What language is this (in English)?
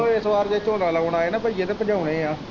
Punjabi